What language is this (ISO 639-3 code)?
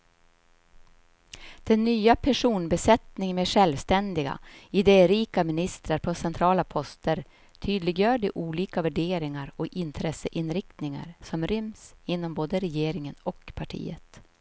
swe